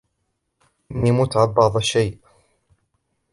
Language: Arabic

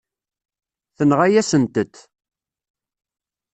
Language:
Kabyle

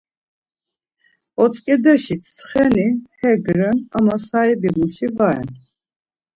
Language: Laz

